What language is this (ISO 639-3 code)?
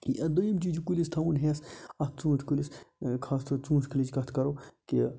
kas